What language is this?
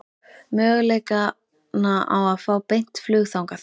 Icelandic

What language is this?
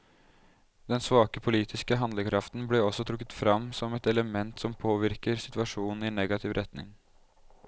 Norwegian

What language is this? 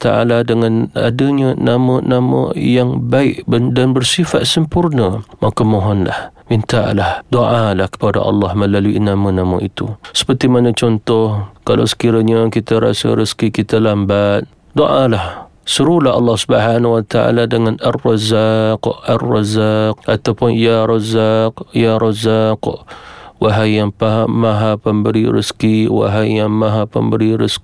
Malay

